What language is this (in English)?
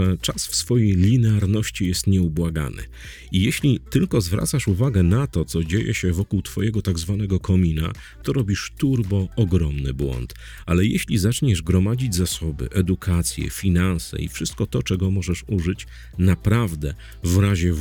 Polish